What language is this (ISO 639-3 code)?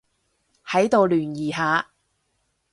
yue